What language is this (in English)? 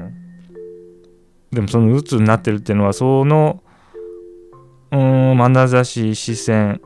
Japanese